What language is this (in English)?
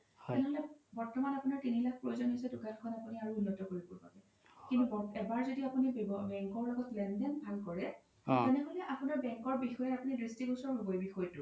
Assamese